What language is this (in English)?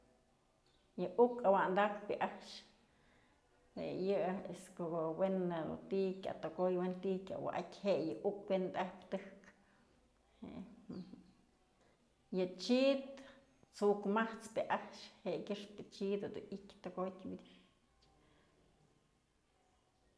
Mazatlán Mixe